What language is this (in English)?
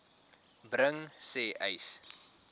Afrikaans